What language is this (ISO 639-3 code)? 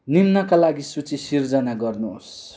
nep